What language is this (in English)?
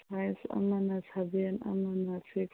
Manipuri